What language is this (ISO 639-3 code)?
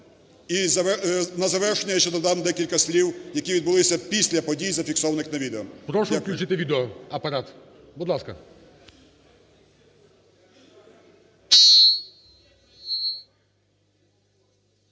ukr